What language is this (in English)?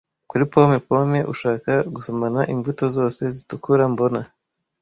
Kinyarwanda